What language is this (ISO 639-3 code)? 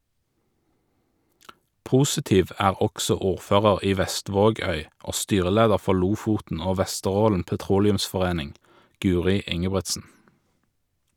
nor